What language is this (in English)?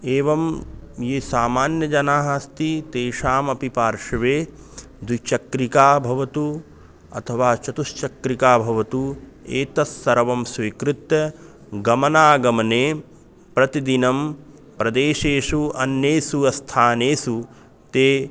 Sanskrit